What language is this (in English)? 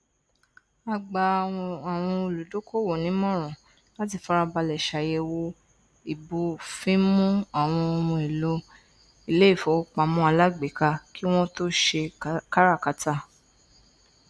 Yoruba